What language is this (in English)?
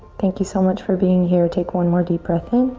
English